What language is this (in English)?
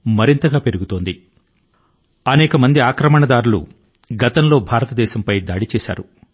Telugu